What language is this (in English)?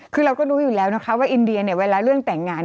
Thai